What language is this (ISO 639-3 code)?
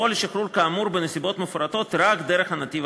heb